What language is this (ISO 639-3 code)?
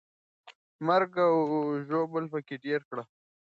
pus